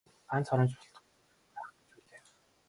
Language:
Mongolian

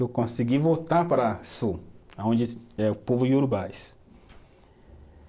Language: Portuguese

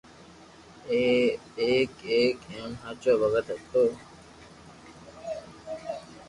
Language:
Loarki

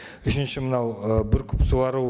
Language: Kazakh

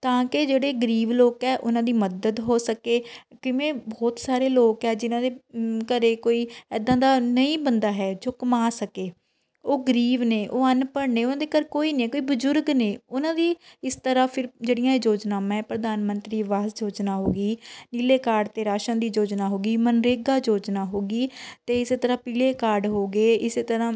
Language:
Punjabi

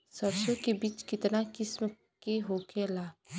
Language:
Bhojpuri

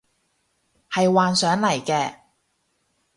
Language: Cantonese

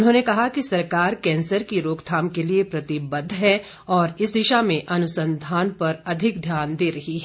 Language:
Hindi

